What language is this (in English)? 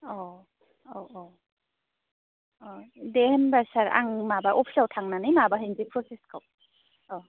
Bodo